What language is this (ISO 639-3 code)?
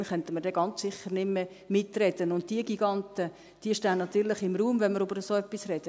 gsw